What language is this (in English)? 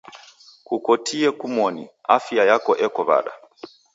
Taita